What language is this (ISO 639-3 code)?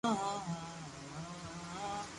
lrk